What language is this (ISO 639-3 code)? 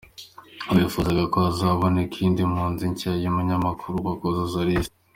kin